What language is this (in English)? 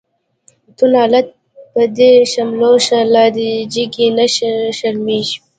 Pashto